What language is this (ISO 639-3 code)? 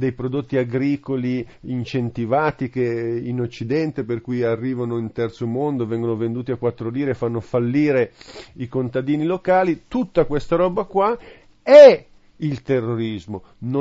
ita